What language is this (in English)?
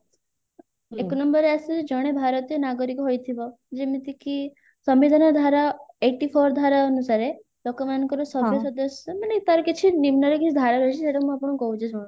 Odia